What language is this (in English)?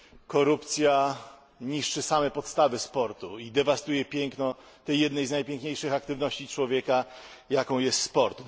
Polish